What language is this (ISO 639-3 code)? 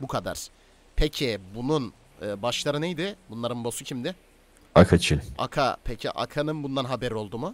tur